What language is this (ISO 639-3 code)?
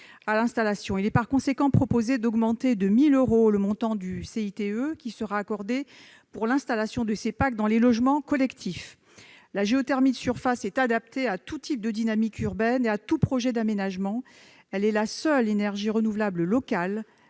fra